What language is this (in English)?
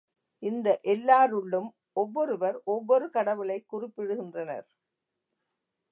Tamil